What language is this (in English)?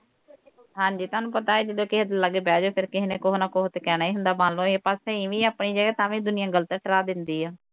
Punjabi